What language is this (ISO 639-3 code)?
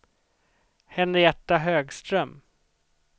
swe